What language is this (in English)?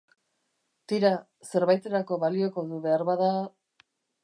Basque